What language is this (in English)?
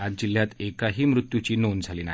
Marathi